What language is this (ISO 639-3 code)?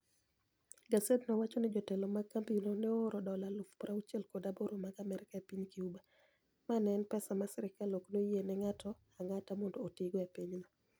luo